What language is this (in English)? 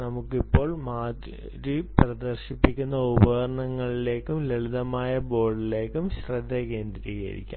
Malayalam